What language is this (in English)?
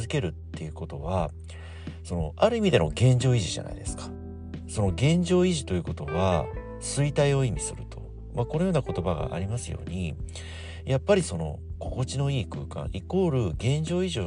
Japanese